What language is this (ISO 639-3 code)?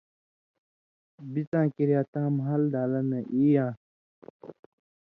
mvy